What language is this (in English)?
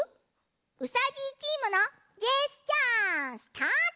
Japanese